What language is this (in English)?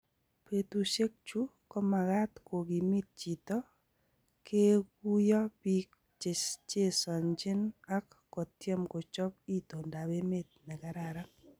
Kalenjin